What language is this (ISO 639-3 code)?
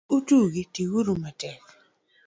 luo